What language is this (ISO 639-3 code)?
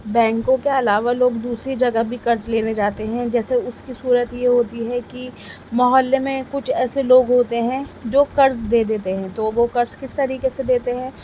urd